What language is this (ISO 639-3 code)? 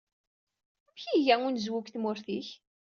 kab